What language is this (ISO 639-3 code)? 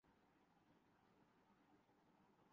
urd